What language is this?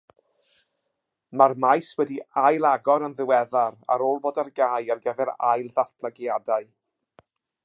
Welsh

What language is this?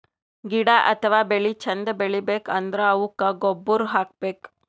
Kannada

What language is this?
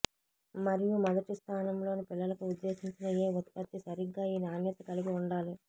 Telugu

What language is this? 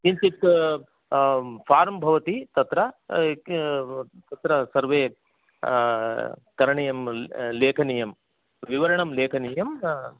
Sanskrit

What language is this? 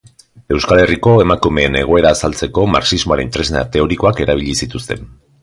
Basque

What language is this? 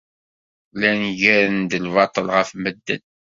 Kabyle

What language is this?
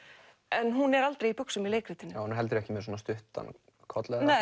Icelandic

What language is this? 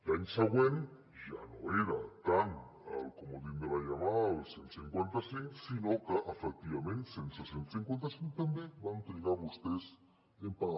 Catalan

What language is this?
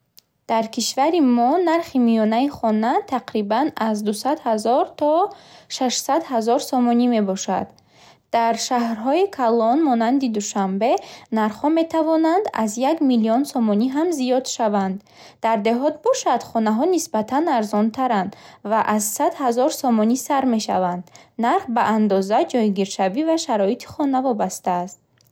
Bukharic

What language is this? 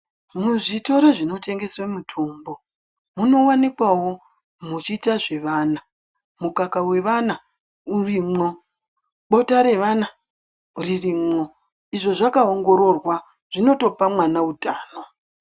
Ndau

